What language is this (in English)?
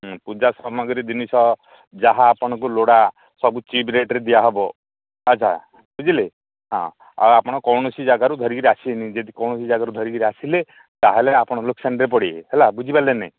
Odia